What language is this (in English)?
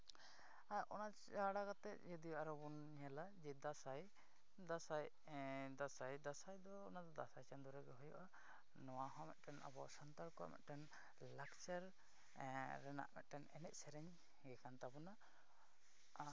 Santali